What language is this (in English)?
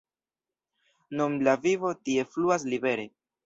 Esperanto